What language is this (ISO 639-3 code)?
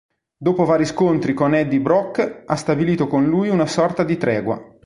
ita